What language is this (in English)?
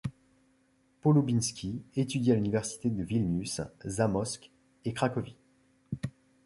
French